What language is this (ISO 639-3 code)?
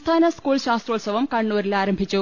mal